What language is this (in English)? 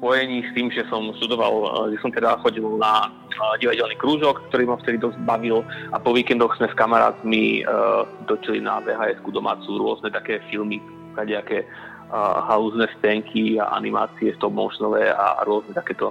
Slovak